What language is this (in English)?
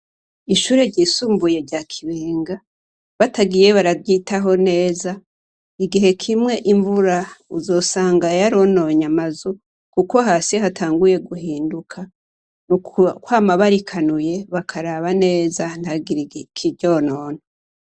Rundi